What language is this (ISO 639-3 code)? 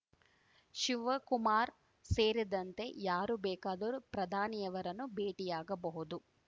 kan